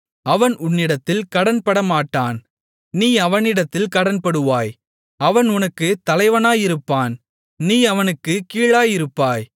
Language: Tamil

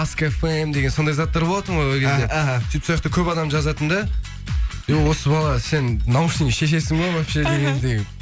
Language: Kazakh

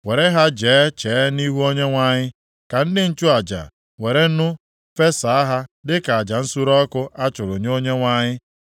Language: Igbo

